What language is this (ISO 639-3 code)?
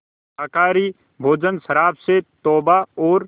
hin